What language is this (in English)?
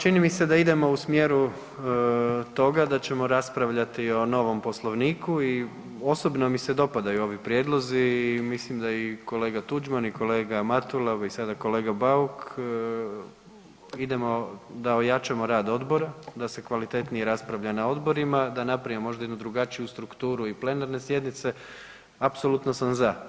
Croatian